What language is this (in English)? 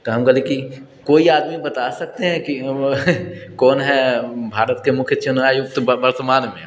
Maithili